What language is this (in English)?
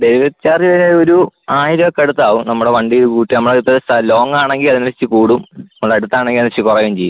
Malayalam